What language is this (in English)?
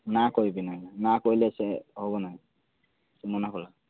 Odia